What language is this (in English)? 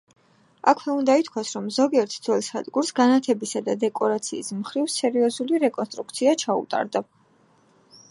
Georgian